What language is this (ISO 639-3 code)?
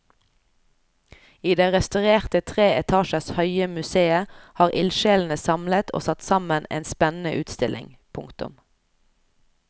nor